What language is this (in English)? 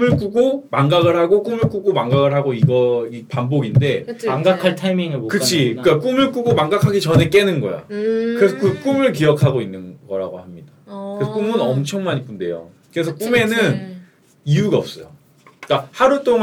Korean